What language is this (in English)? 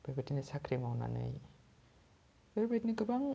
Bodo